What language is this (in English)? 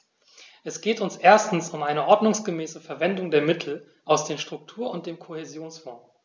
German